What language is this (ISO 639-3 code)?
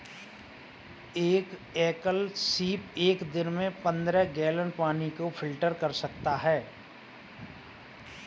hin